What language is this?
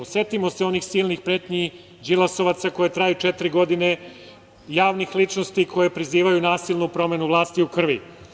Serbian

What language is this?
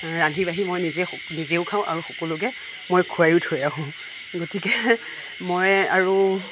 Assamese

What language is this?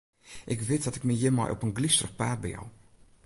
Western Frisian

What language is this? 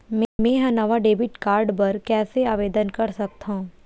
Chhattisgarhi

